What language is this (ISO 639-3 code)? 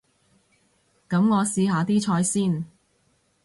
yue